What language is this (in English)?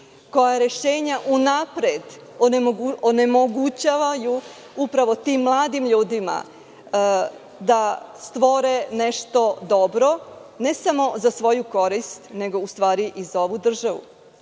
Serbian